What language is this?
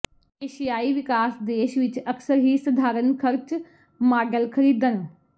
Punjabi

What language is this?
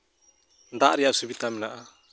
Santali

